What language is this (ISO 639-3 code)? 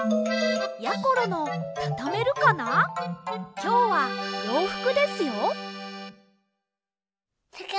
jpn